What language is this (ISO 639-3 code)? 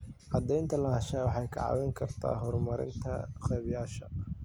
som